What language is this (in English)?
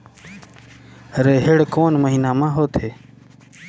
Chhattisgarhi